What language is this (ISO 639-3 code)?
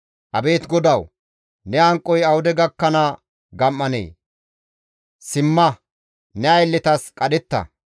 gmv